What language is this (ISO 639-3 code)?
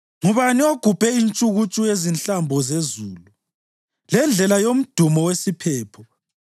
nde